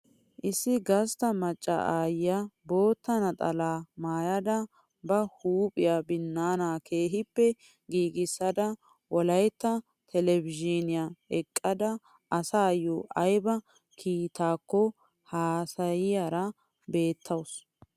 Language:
Wolaytta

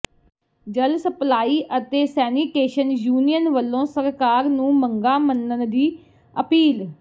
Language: Punjabi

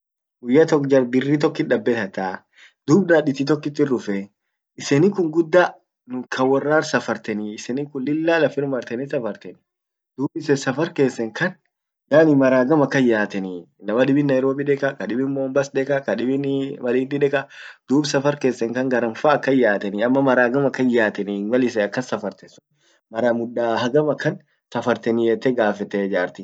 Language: Orma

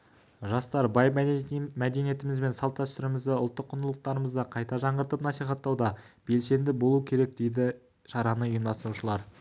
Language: Kazakh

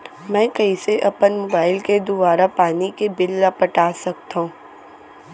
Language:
Chhattisgarhi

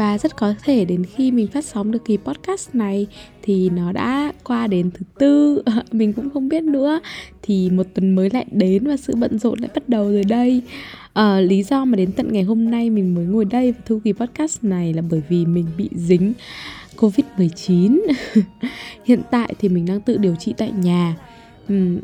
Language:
Vietnamese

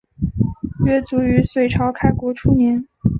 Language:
Chinese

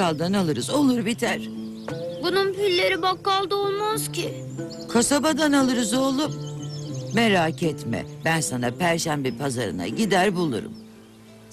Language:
Turkish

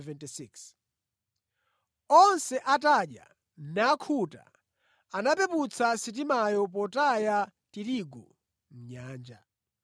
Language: Nyanja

